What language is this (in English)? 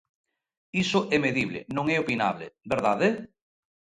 Galician